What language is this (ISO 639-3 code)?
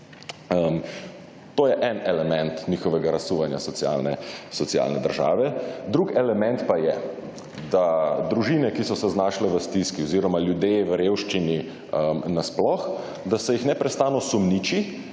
slv